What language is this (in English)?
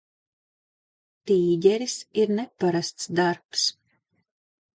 Latvian